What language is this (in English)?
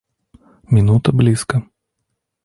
Russian